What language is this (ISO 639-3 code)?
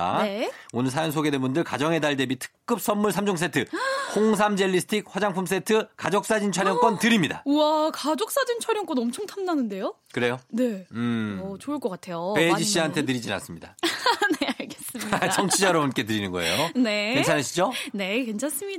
kor